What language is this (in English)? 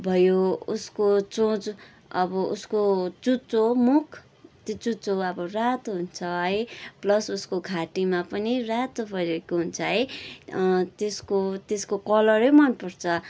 Nepali